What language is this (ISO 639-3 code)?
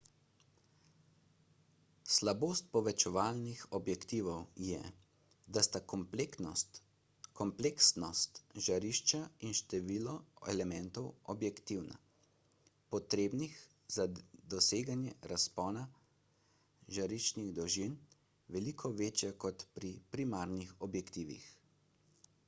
slv